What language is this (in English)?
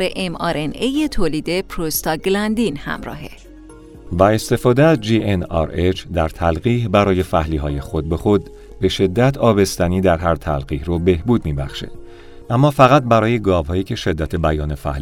Persian